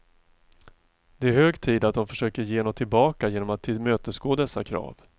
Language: Swedish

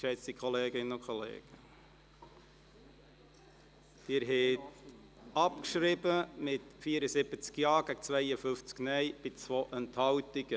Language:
Swiss German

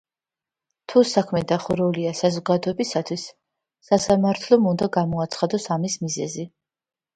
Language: Georgian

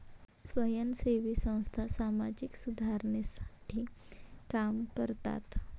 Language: Marathi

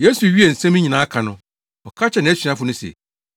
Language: Akan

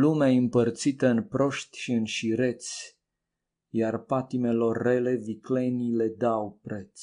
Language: Romanian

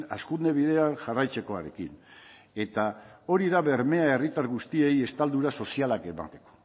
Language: Basque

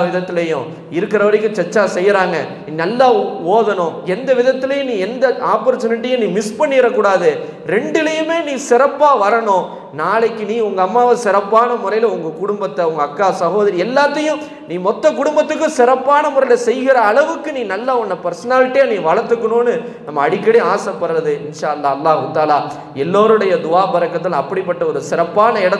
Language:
Tamil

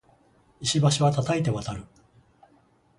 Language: Japanese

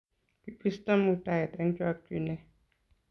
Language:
Kalenjin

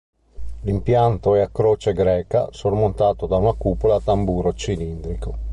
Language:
Italian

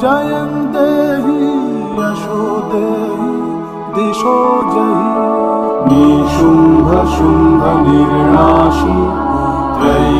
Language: Bangla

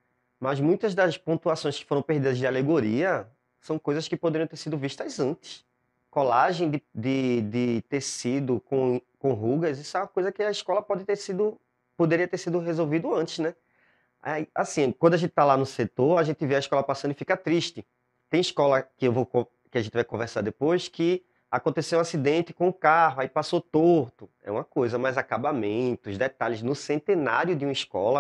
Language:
Portuguese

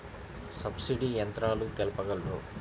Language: Telugu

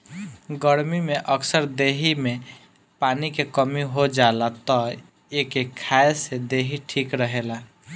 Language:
Bhojpuri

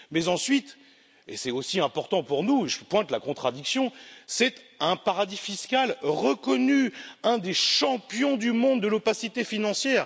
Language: French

